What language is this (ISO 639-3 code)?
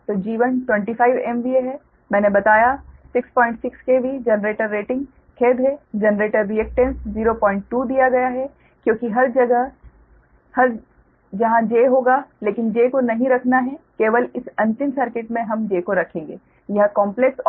hin